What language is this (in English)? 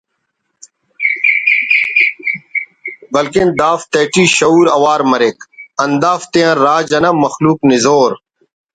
Brahui